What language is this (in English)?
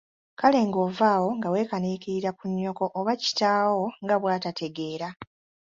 Ganda